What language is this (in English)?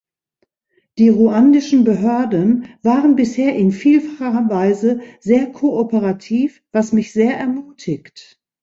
German